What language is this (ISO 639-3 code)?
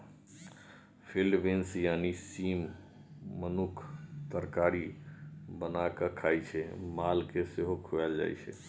mai